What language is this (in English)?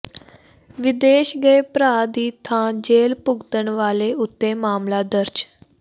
Punjabi